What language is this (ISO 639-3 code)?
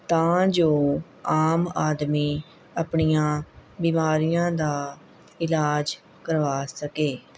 pan